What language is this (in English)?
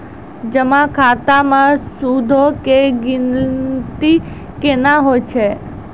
Maithili